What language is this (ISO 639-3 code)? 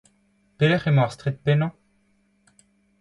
bre